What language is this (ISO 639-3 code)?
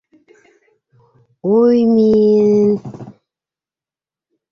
bak